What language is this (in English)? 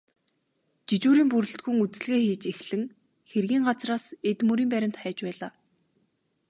Mongolian